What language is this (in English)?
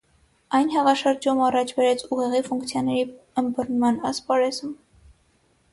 Armenian